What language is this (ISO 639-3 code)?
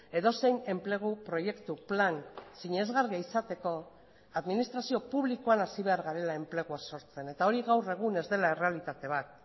eus